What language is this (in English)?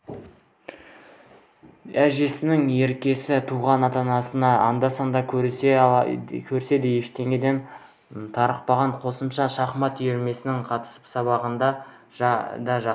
Kazakh